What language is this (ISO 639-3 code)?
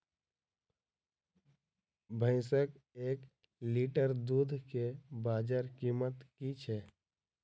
mai